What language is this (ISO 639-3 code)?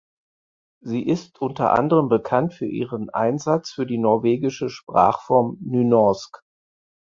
deu